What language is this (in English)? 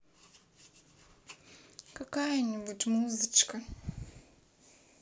Russian